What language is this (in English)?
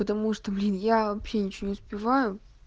Russian